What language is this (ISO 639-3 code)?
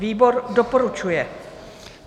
ces